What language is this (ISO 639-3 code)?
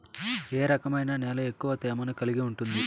tel